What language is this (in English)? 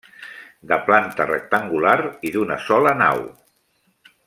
Catalan